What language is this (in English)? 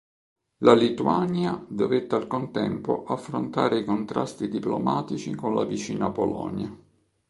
Italian